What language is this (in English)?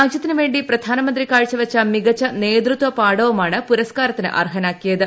Malayalam